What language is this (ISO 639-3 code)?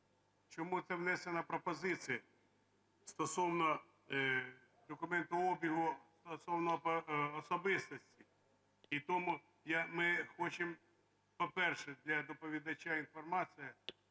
ukr